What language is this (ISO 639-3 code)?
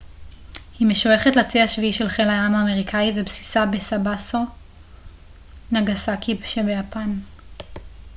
heb